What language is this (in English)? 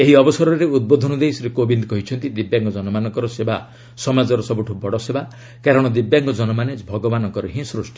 Odia